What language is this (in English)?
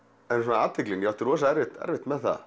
Icelandic